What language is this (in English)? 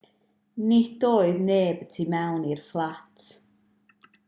Welsh